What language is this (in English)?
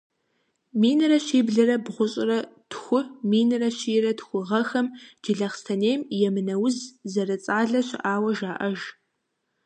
Kabardian